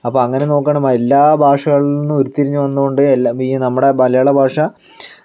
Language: Malayalam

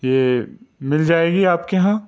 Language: Urdu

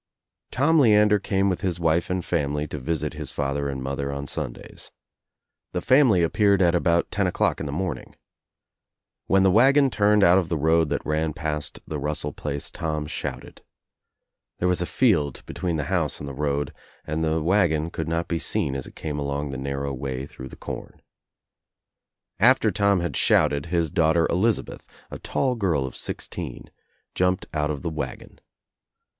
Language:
English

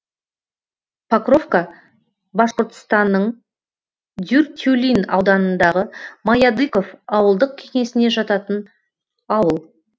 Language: Kazakh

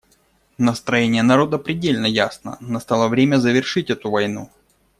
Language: Russian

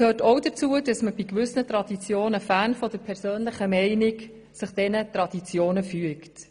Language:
Swiss German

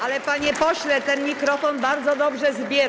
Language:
Polish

